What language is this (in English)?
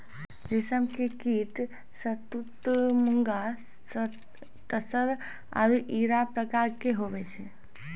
Maithili